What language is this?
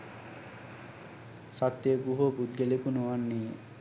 Sinhala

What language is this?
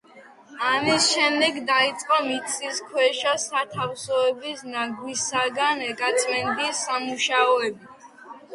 Georgian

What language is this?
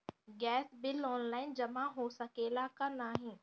Bhojpuri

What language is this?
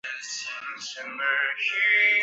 Chinese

